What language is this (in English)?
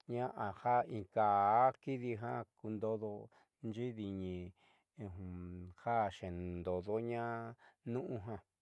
Southeastern Nochixtlán Mixtec